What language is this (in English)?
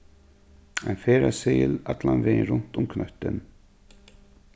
Faroese